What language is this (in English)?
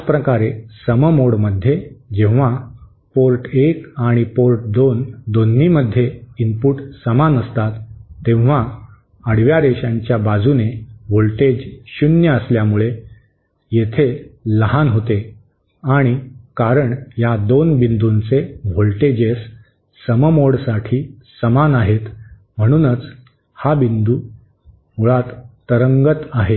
Marathi